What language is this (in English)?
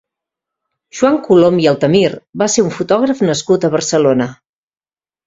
Catalan